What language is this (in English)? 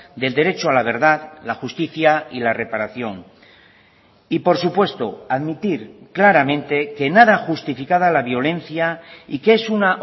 Spanish